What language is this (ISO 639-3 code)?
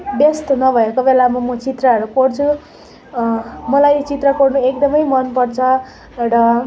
nep